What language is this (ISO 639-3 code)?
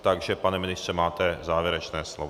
ces